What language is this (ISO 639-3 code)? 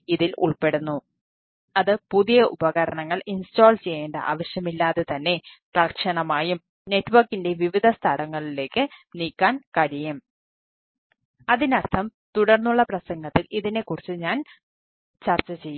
mal